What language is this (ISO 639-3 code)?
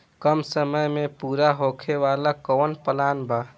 bho